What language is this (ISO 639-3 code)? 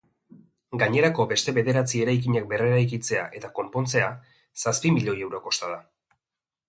eus